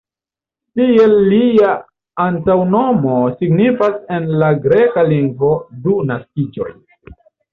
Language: Esperanto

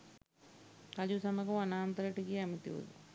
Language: Sinhala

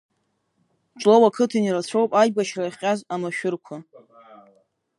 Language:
Abkhazian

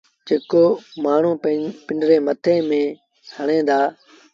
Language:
Sindhi Bhil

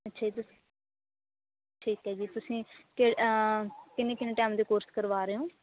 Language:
Punjabi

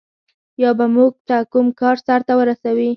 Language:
Pashto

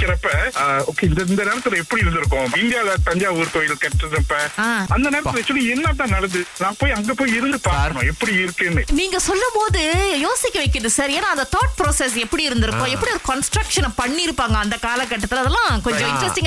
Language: Tamil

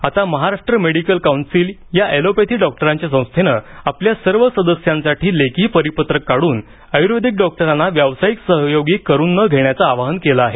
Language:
Marathi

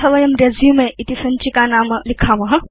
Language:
Sanskrit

